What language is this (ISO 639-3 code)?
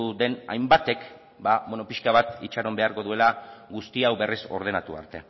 eus